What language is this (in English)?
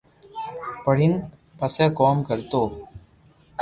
Loarki